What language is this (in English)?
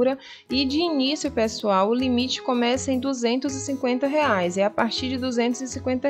Portuguese